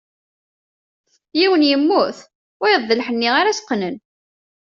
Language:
Kabyle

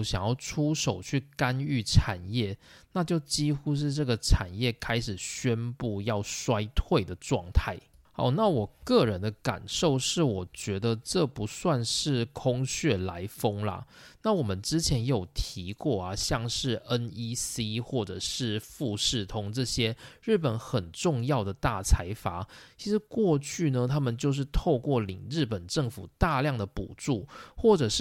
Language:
Chinese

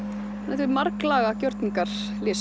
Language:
Icelandic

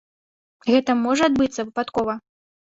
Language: Belarusian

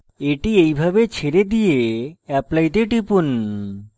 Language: Bangla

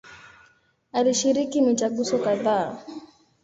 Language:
Swahili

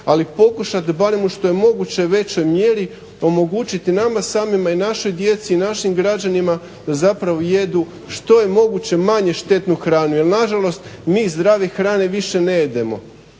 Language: Croatian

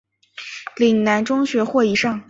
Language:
Chinese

